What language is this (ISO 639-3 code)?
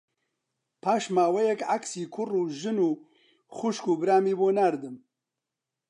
ckb